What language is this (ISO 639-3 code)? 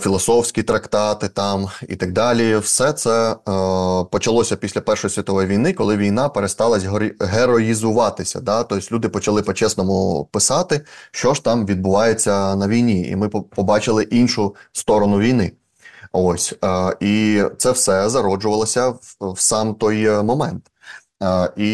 ukr